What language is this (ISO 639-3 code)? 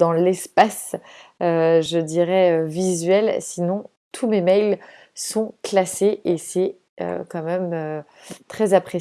fra